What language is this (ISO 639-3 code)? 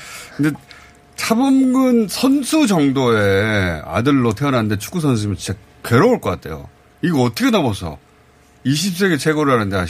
kor